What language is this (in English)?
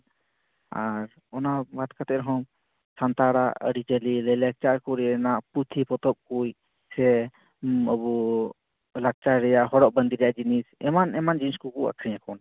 Santali